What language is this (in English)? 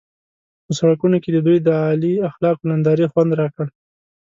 Pashto